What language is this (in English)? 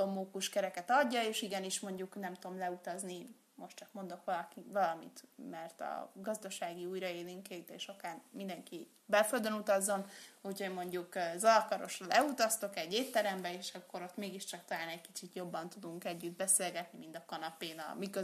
Hungarian